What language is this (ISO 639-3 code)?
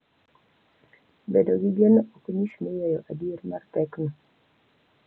luo